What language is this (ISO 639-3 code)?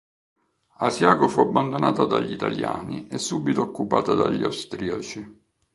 ita